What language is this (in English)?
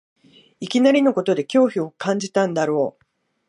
Japanese